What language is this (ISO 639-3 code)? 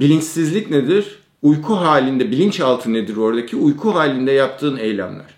tur